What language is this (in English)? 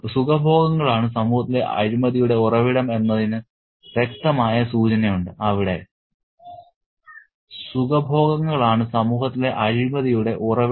Malayalam